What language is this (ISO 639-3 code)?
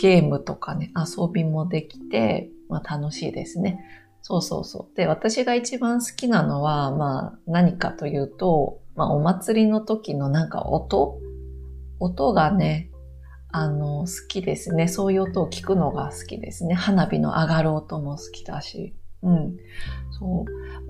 jpn